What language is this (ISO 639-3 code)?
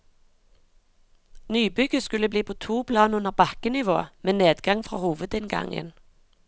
nor